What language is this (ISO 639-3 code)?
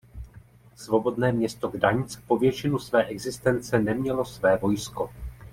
ces